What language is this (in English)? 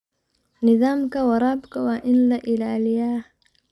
Somali